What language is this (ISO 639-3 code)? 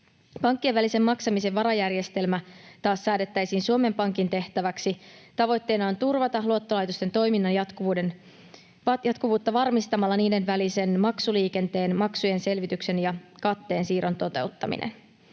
fin